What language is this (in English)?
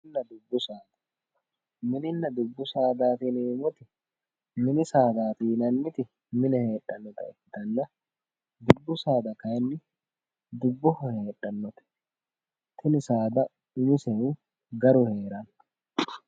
Sidamo